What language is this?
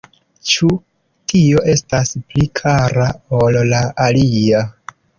Esperanto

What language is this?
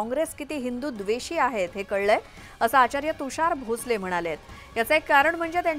Marathi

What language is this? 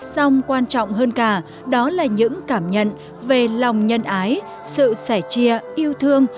Vietnamese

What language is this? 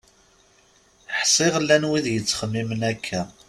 Kabyle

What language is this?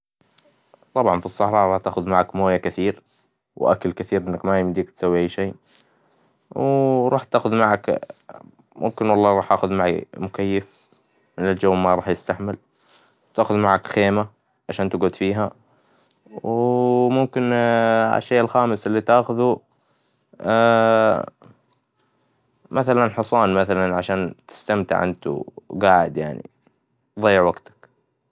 Hijazi Arabic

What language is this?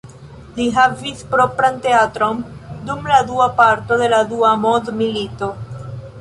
Esperanto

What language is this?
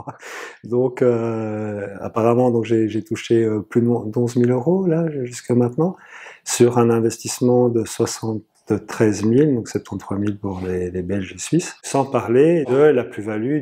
French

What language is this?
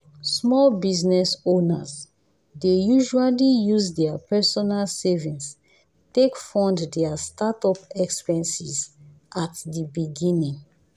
Nigerian Pidgin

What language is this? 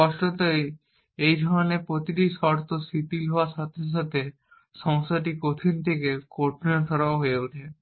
Bangla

